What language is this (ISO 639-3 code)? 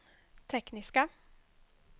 swe